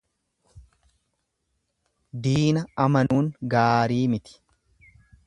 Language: Oromo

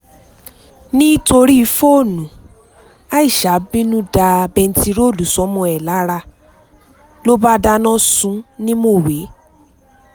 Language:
Yoruba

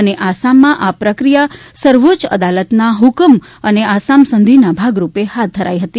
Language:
Gujarati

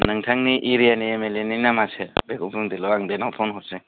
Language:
Bodo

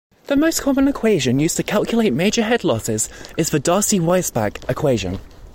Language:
English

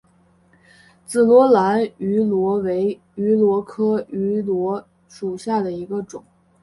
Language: Chinese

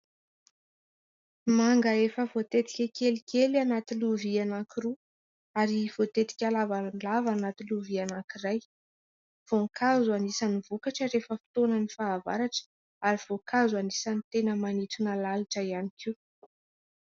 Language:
Malagasy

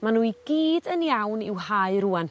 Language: Welsh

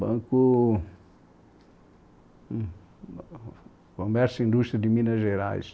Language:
Portuguese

